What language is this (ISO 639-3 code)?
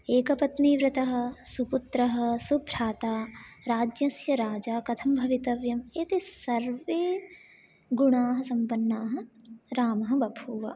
san